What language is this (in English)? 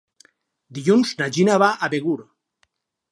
Catalan